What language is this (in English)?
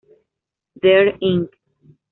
Spanish